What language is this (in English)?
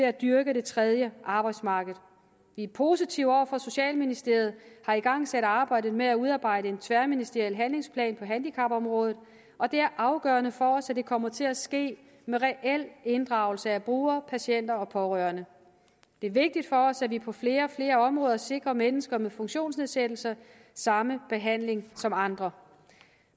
Danish